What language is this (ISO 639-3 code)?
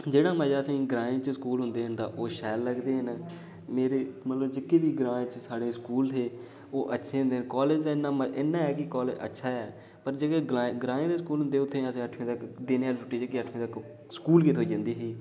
doi